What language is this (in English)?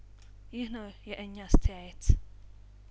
Amharic